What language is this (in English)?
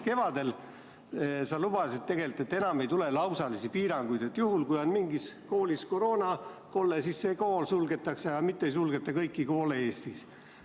Estonian